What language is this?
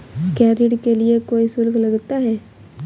Hindi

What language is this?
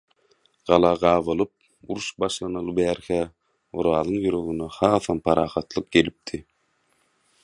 Turkmen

